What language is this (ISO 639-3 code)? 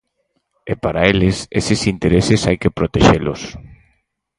glg